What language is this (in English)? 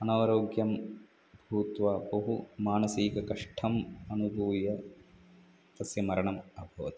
Sanskrit